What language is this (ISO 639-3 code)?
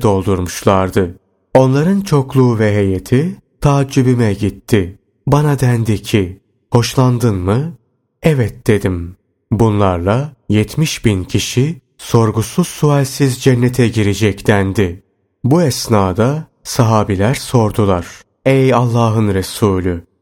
tur